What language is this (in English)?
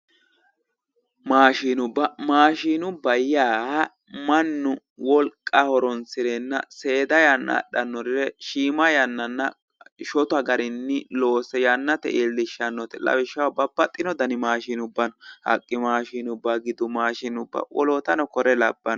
Sidamo